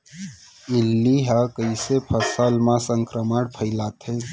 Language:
Chhattisgarhi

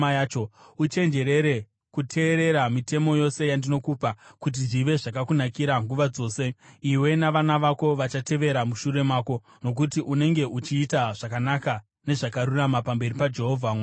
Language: Shona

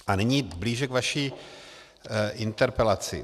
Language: Czech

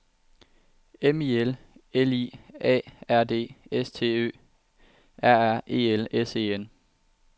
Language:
Danish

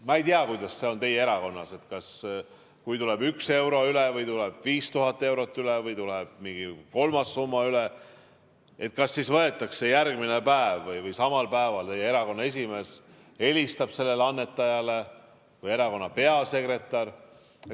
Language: Estonian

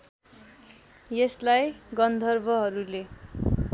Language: Nepali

